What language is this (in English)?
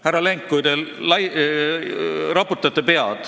Estonian